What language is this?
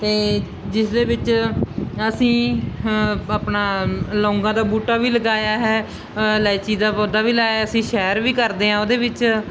Punjabi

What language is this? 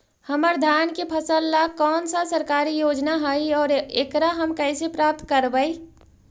Magahi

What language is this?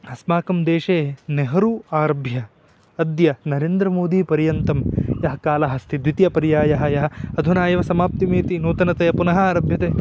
Sanskrit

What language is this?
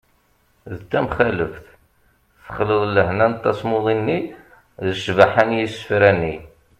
Kabyle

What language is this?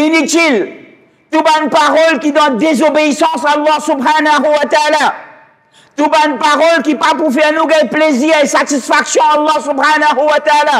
French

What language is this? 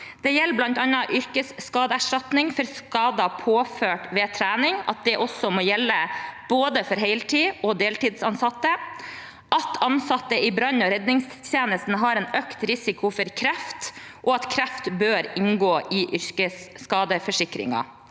Norwegian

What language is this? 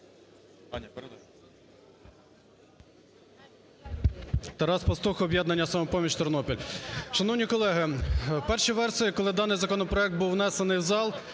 Ukrainian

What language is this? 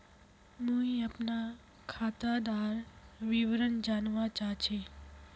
Magahi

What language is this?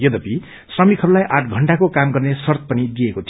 Nepali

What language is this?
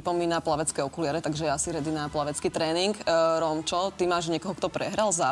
Slovak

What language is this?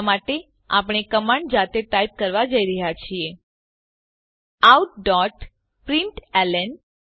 Gujarati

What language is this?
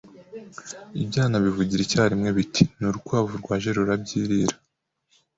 Kinyarwanda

